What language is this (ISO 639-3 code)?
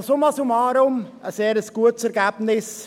gsw